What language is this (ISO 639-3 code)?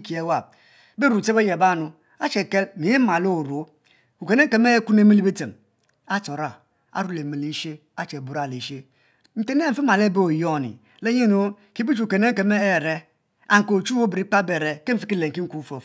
mfo